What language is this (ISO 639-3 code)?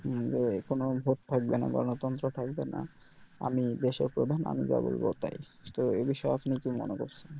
ben